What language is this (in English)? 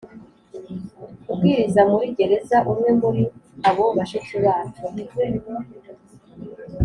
Kinyarwanda